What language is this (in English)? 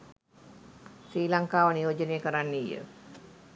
Sinhala